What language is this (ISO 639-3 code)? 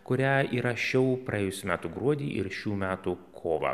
lit